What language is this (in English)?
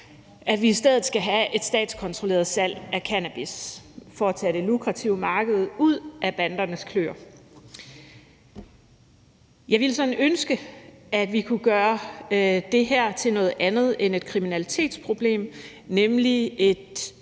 Danish